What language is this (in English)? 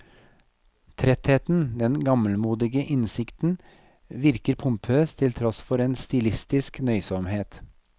Norwegian